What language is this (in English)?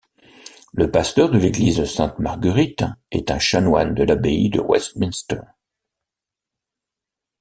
French